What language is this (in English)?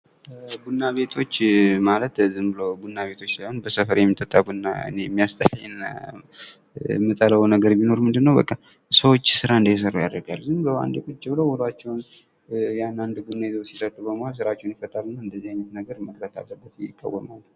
Amharic